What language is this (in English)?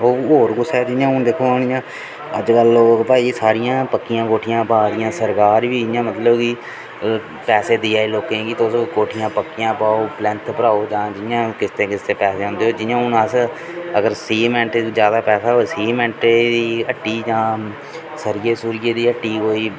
Dogri